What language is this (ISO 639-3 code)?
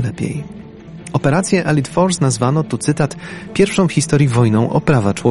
pol